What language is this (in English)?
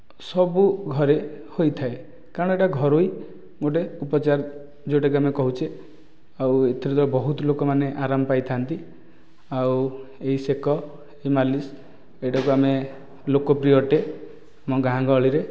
Odia